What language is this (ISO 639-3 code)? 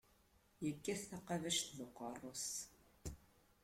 kab